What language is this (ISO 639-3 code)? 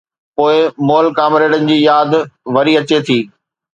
snd